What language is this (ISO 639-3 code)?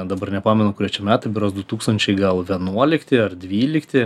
lit